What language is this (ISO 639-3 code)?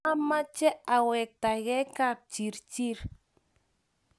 kln